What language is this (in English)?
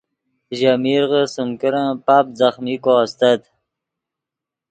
Yidgha